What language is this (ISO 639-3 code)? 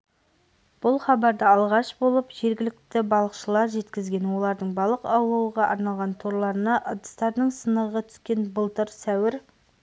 kaz